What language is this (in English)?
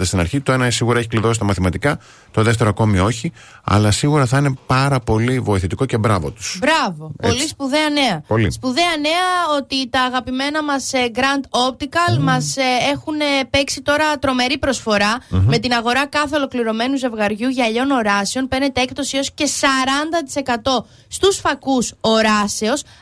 Greek